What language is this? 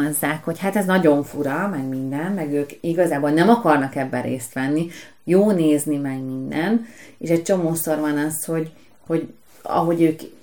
Hungarian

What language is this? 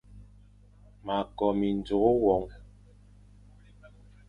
Fang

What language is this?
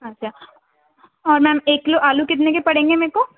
Urdu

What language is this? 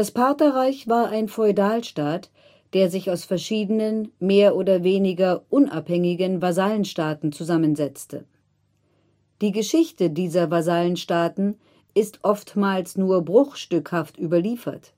German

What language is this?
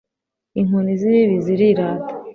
Kinyarwanda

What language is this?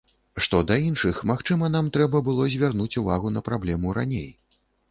Belarusian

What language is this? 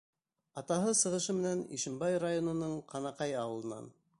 Bashkir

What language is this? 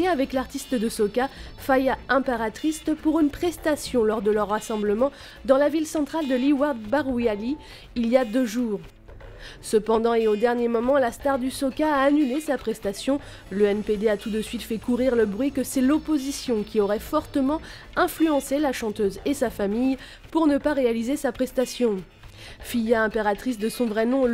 French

